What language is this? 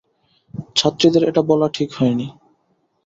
Bangla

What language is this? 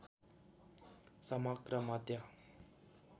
Nepali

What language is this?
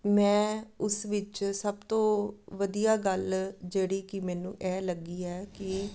Punjabi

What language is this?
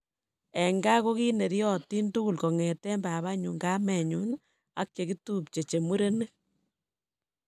Kalenjin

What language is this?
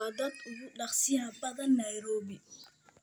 Somali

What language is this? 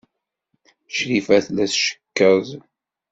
Kabyle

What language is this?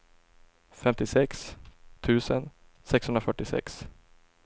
Swedish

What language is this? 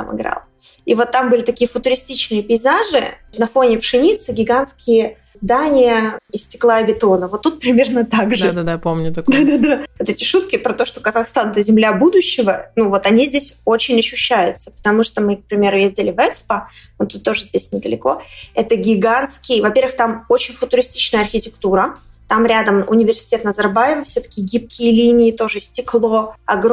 Russian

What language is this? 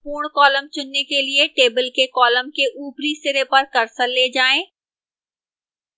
Hindi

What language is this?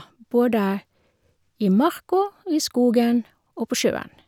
Norwegian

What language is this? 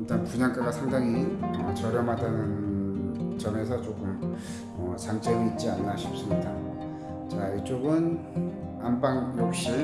Korean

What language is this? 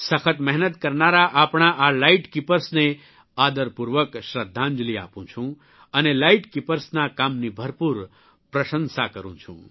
Gujarati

